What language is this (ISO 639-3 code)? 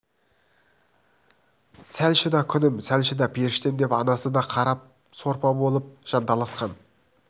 kaz